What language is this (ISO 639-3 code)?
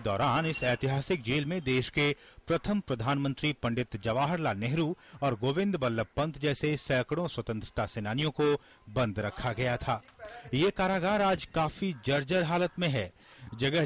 hin